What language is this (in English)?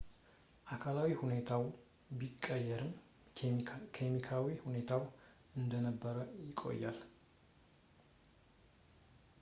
Amharic